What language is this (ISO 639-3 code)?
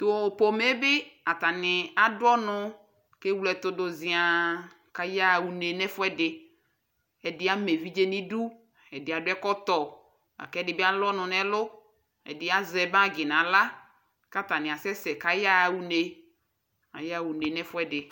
kpo